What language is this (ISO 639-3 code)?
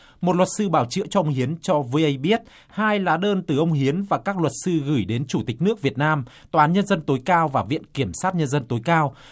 vie